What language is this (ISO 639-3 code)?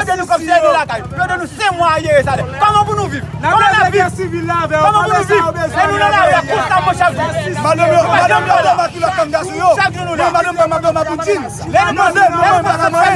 fra